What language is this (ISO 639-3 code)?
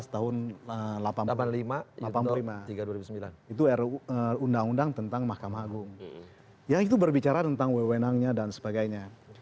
ind